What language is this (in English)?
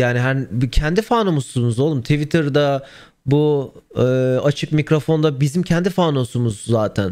Turkish